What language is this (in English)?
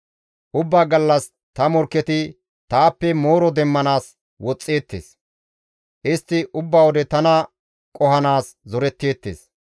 Gamo